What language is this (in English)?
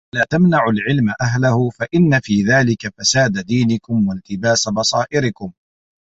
Arabic